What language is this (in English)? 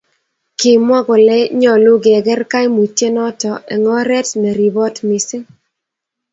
Kalenjin